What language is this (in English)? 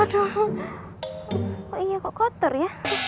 Indonesian